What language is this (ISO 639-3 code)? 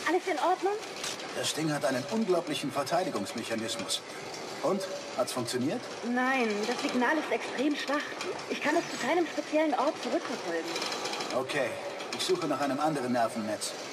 deu